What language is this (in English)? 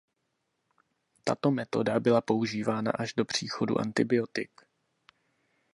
Czech